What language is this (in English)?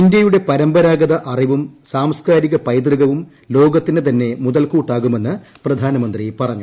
Malayalam